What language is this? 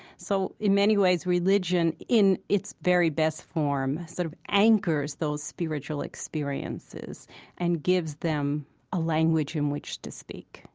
English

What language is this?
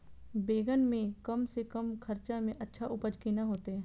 Maithili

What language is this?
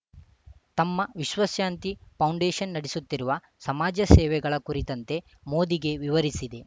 Kannada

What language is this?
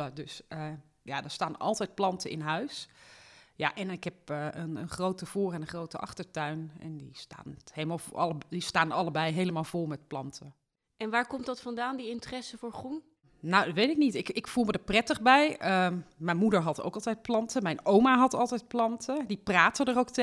Dutch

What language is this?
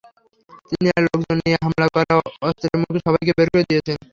Bangla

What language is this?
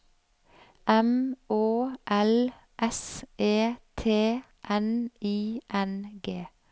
Norwegian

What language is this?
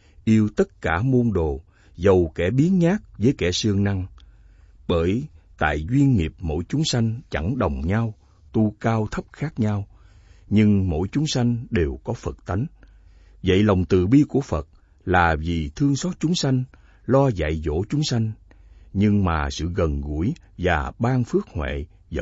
Vietnamese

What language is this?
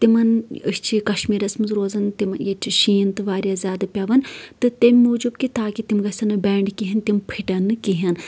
Kashmiri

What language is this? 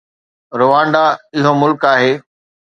Sindhi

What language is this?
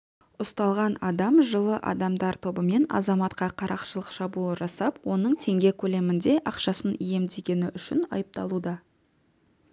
Kazakh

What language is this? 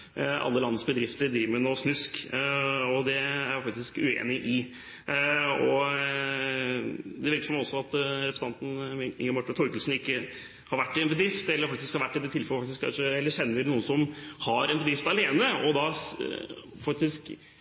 Norwegian Bokmål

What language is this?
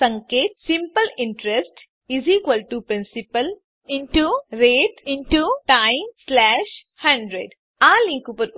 Gujarati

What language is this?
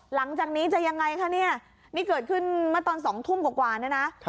Thai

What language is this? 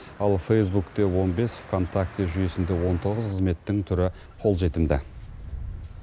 Kazakh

